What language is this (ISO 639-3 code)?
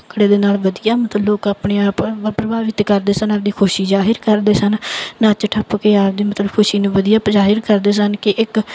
pan